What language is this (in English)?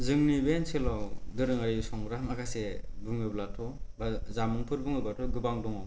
Bodo